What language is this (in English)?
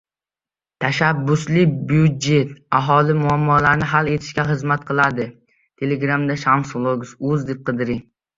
Uzbek